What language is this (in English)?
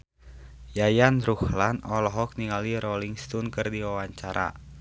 Sundanese